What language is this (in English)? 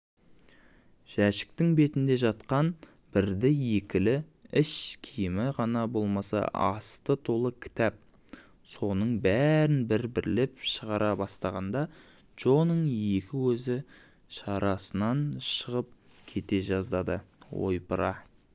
Kazakh